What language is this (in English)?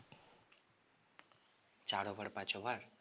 Bangla